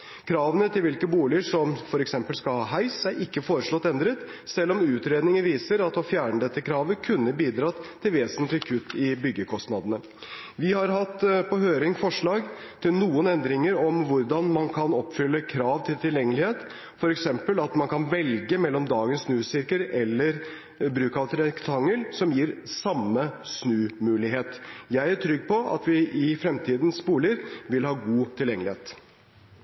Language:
Norwegian Bokmål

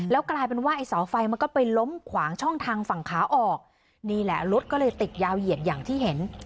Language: Thai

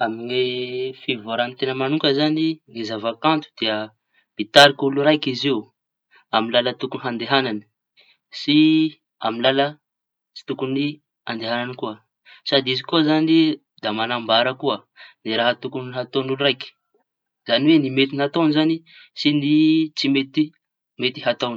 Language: Tanosy Malagasy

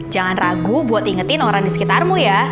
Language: Indonesian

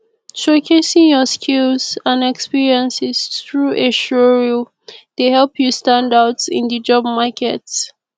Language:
Nigerian Pidgin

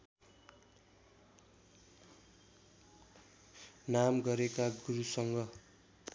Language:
Nepali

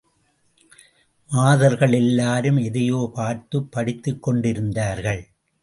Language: Tamil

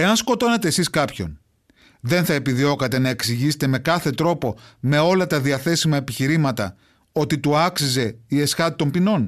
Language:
Greek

